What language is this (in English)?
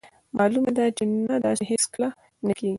Pashto